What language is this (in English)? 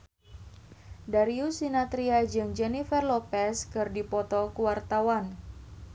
Sundanese